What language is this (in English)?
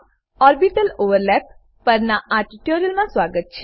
Gujarati